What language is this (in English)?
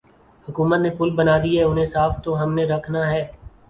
Urdu